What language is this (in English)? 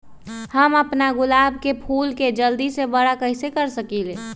Magahi